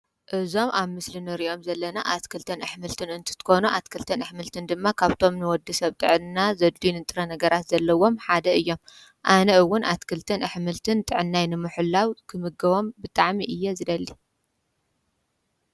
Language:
Tigrinya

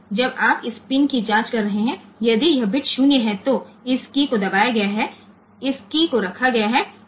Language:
Gujarati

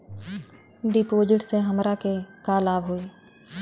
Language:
Bhojpuri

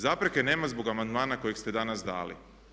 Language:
Croatian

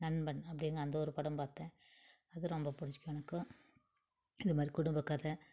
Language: Tamil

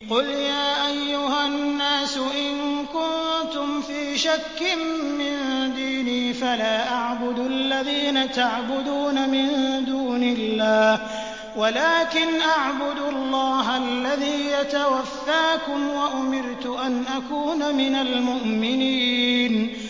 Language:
Arabic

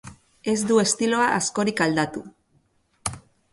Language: Basque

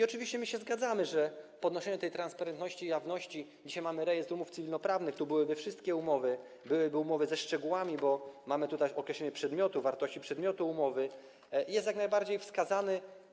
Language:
Polish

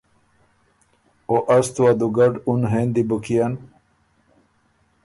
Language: Ormuri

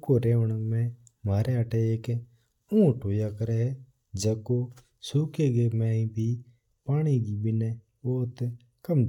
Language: Mewari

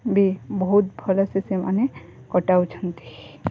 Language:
Odia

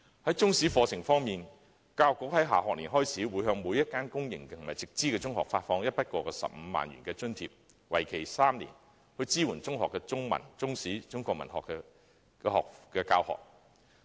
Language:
Cantonese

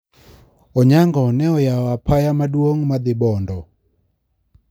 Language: Luo (Kenya and Tanzania)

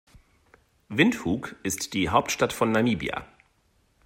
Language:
German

